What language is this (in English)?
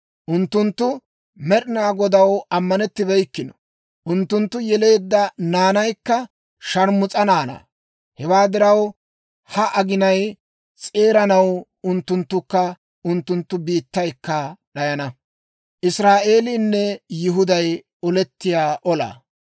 Dawro